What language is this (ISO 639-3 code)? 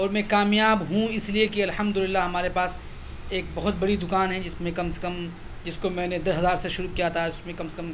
urd